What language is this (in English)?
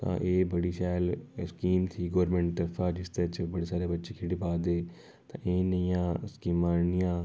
Dogri